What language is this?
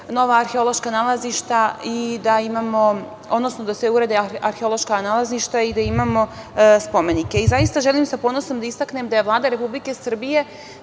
Serbian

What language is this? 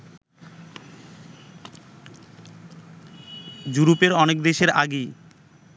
Bangla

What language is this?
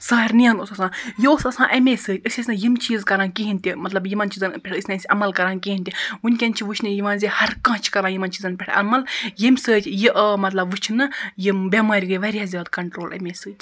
Kashmiri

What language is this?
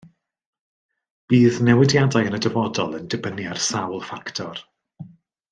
Welsh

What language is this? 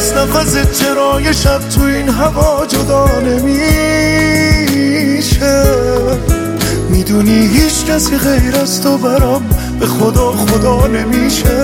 Persian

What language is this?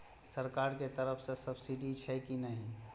Maithili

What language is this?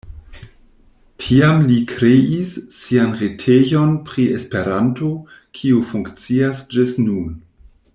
Esperanto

